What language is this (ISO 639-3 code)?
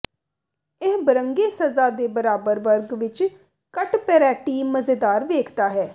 pan